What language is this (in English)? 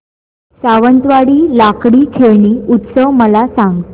Marathi